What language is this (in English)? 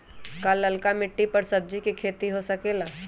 Magahi